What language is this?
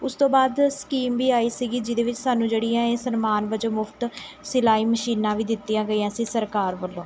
Punjabi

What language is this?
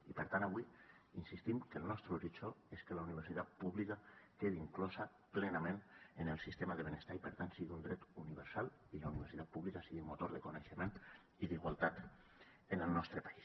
Catalan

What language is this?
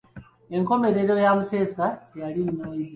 Ganda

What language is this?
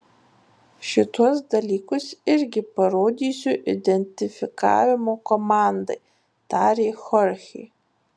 Lithuanian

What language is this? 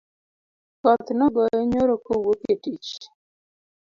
Luo (Kenya and Tanzania)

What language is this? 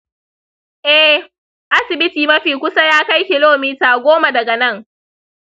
Hausa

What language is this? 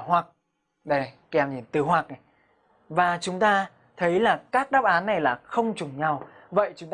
Vietnamese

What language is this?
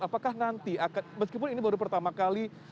Indonesian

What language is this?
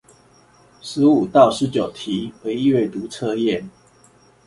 Chinese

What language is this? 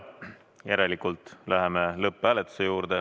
Estonian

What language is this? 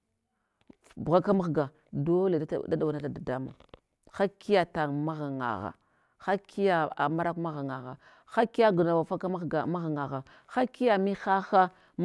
Hwana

